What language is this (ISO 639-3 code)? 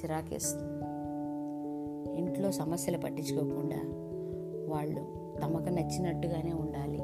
tel